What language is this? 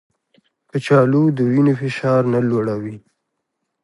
Pashto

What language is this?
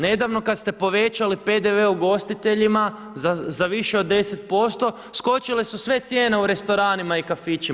Croatian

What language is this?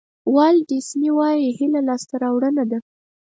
Pashto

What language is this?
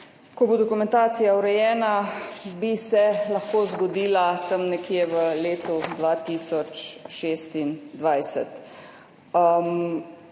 Slovenian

